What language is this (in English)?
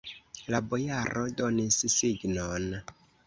Esperanto